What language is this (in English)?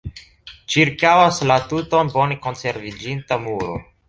Esperanto